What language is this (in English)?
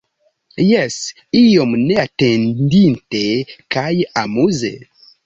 Esperanto